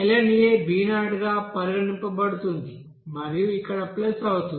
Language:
Telugu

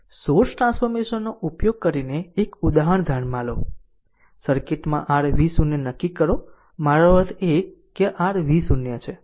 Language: Gujarati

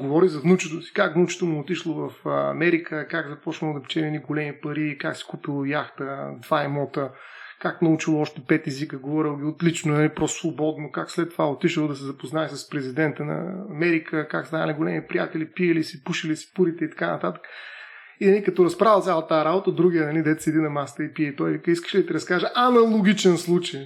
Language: Bulgarian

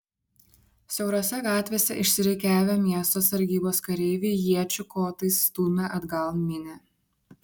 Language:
Lithuanian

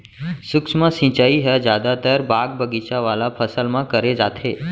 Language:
Chhattisgarhi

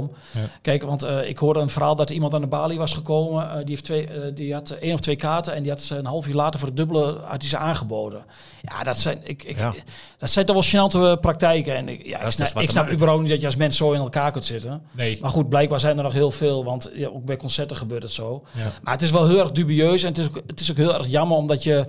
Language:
Dutch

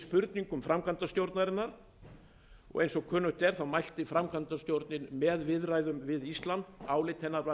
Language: Icelandic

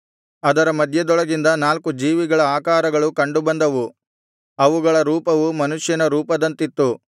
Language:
Kannada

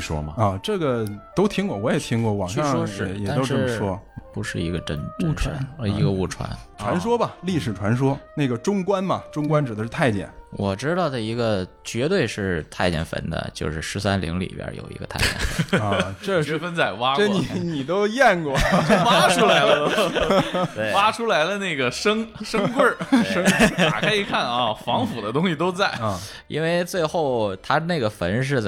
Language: Chinese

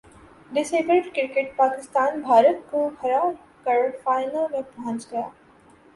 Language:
Urdu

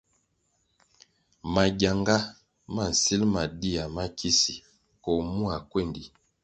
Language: Kwasio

